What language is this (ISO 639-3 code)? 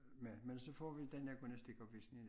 dan